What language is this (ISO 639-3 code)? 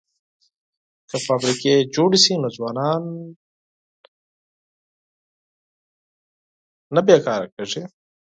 pus